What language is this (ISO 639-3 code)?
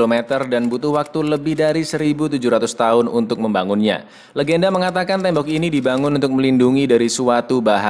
ind